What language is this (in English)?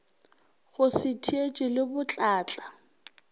Northern Sotho